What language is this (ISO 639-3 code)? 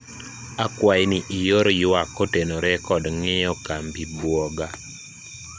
luo